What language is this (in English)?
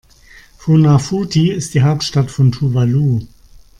German